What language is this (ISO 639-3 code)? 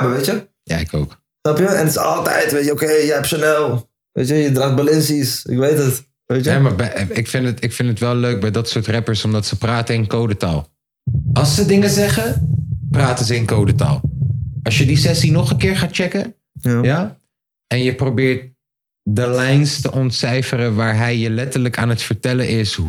nld